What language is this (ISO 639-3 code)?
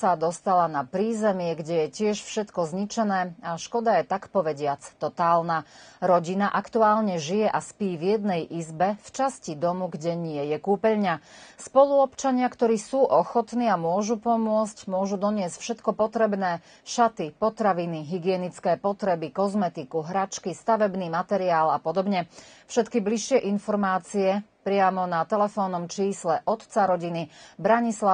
slk